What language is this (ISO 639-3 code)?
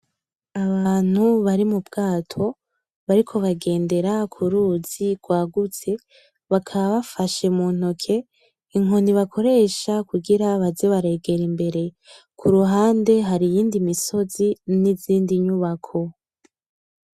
run